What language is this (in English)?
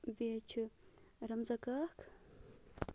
Kashmiri